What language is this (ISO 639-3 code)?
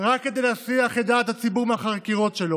heb